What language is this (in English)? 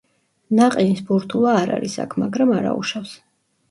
Georgian